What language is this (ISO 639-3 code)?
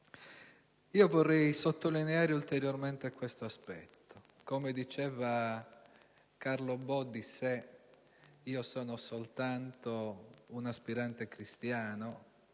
ita